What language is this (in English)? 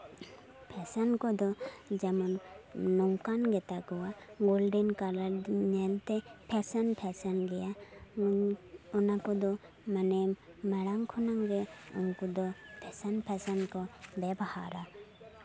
Santali